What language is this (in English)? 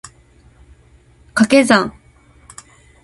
Japanese